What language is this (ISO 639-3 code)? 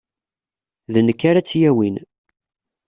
kab